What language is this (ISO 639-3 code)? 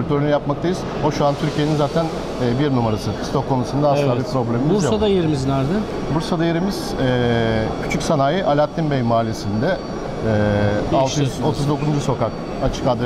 tur